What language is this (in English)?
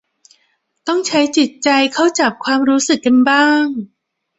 Thai